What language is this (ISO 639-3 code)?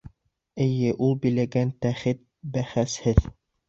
bak